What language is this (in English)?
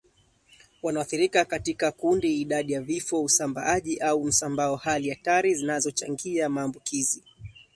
Swahili